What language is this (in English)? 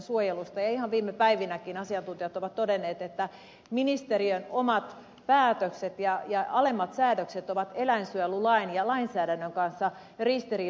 Finnish